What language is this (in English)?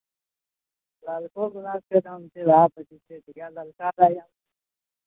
Maithili